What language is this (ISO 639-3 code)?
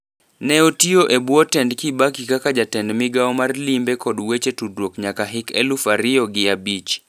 luo